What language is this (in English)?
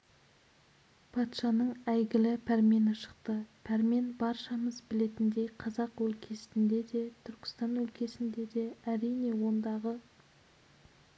Kazakh